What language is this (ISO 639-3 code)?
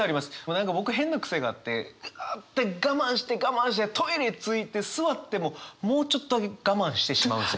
jpn